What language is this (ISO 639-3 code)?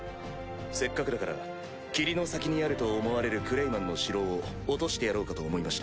jpn